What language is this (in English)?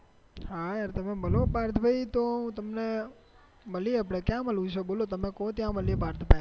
Gujarati